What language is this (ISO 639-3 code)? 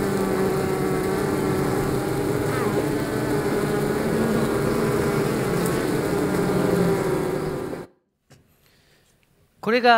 jpn